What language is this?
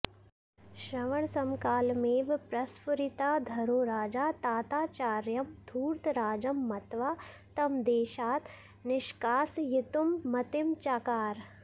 Sanskrit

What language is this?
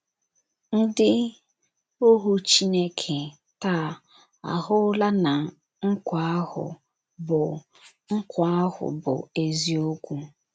Igbo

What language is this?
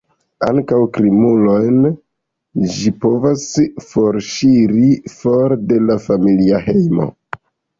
Esperanto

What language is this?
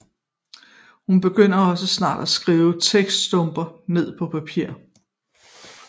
Danish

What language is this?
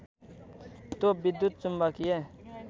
Nepali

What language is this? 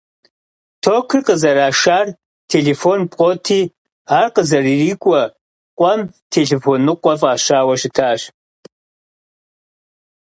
Kabardian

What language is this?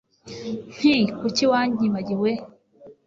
Kinyarwanda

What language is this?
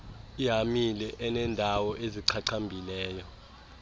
Xhosa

